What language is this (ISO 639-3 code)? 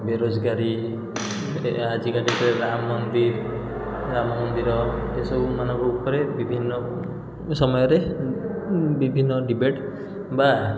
ori